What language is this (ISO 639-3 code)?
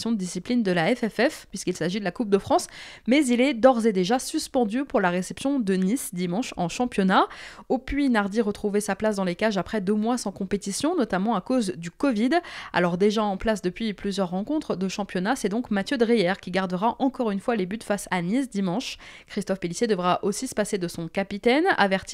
fra